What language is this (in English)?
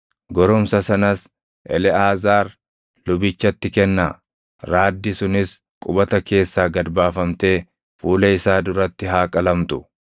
Oromo